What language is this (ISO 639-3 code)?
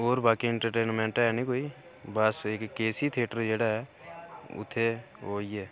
doi